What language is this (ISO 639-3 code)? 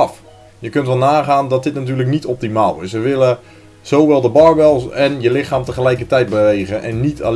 nld